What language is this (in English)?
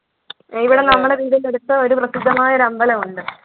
Malayalam